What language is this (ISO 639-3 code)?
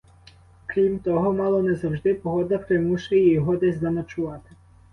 ukr